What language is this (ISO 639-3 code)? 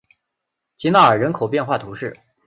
zho